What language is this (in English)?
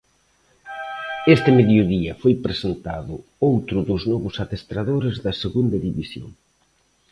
Galician